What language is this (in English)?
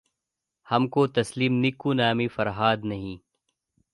Urdu